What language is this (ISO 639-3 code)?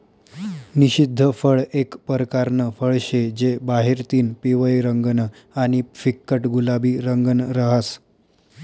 mar